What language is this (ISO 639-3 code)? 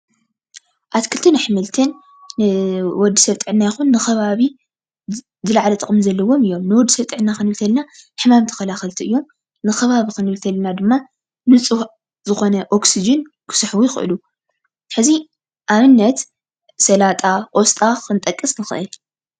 tir